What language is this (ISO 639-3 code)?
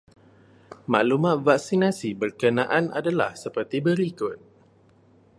msa